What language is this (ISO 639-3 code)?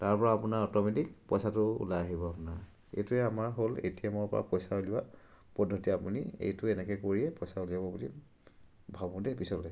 asm